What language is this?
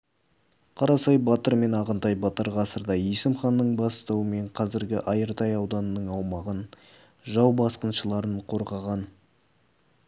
Kazakh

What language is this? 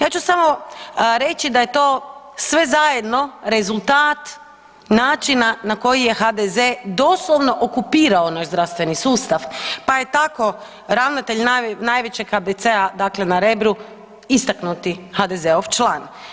Croatian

